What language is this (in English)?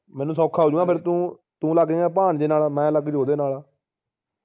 Punjabi